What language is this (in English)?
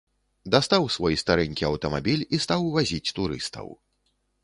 Belarusian